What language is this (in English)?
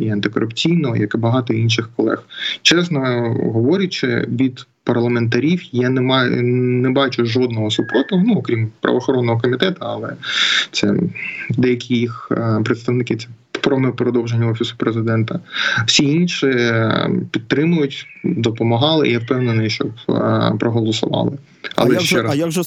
Ukrainian